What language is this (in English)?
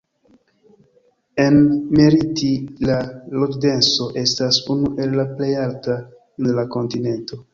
Esperanto